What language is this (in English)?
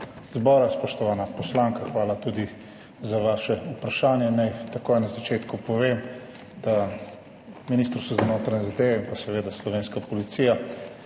Slovenian